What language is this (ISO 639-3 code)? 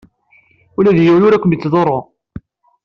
kab